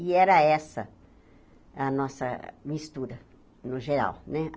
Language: Portuguese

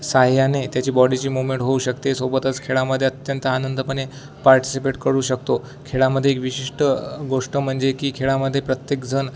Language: Marathi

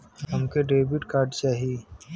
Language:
Bhojpuri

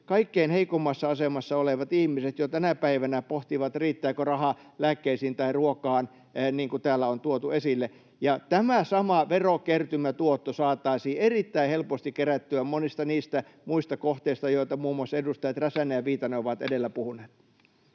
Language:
Finnish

